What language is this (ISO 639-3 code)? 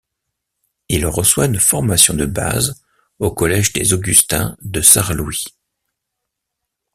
fra